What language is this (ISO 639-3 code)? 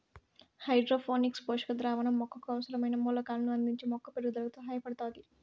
tel